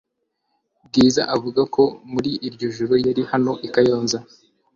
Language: Kinyarwanda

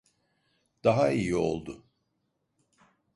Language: Turkish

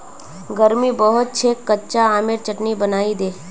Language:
Magahi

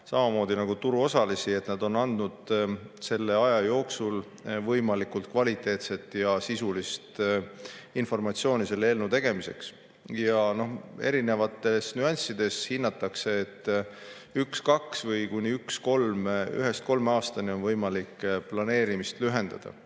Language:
Estonian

